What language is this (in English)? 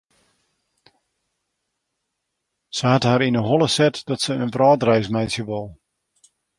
Western Frisian